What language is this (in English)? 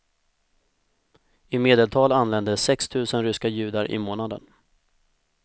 Swedish